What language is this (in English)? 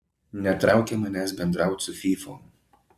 Lithuanian